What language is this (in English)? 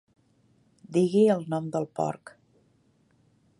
Catalan